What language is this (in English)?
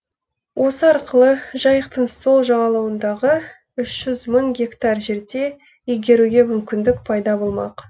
Kazakh